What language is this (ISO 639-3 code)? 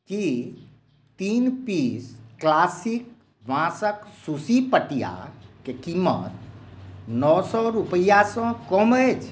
mai